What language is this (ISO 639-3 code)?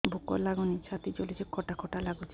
ori